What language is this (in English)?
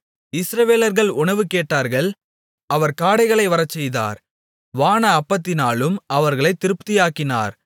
Tamil